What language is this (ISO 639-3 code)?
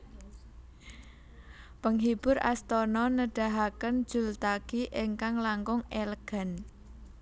jav